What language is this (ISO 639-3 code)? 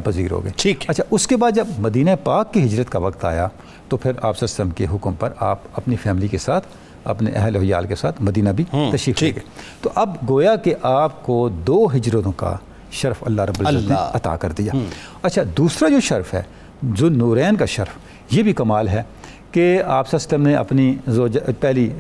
urd